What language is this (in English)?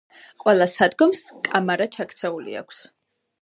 Georgian